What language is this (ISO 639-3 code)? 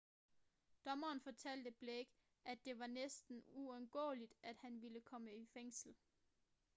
dan